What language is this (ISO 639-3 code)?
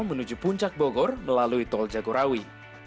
ind